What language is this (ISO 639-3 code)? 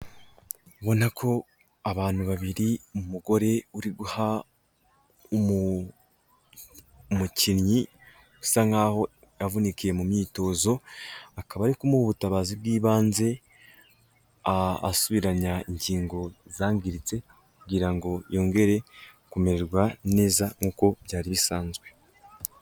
kin